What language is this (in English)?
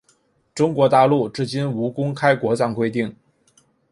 Chinese